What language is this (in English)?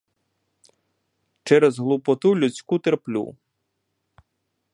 Ukrainian